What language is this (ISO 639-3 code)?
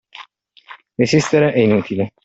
ita